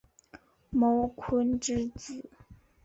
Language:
Chinese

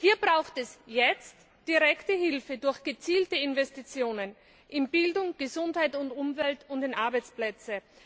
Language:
German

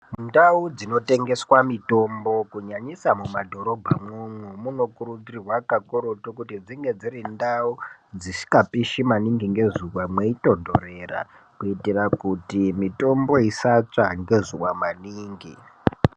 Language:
Ndau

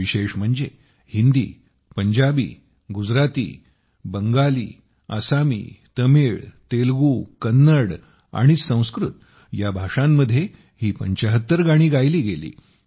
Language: Marathi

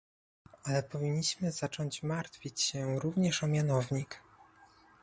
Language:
Polish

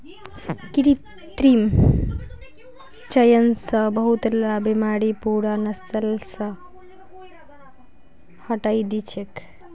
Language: Magahi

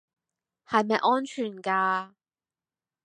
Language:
Cantonese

